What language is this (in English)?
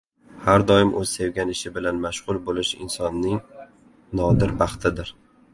Uzbek